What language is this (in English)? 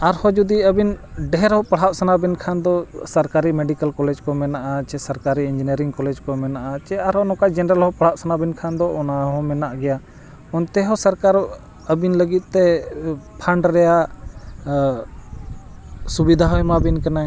Santali